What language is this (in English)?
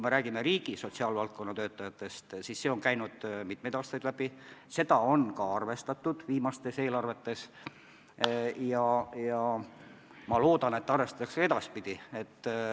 Estonian